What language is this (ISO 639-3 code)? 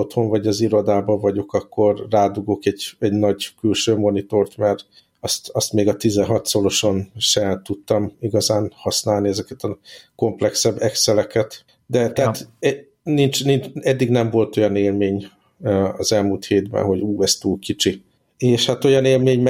hun